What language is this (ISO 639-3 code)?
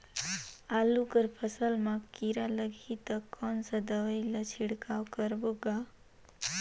hne